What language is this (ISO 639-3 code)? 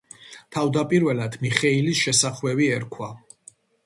kat